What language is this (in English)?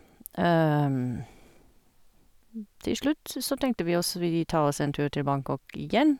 Norwegian